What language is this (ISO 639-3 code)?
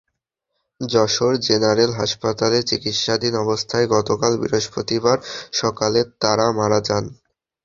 ben